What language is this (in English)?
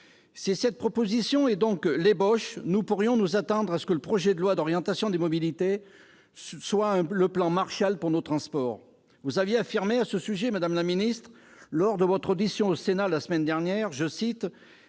French